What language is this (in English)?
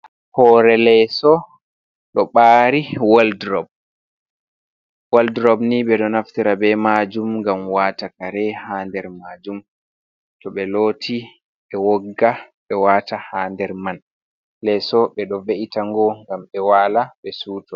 Fula